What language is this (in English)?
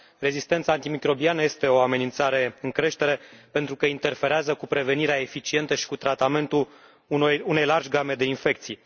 Romanian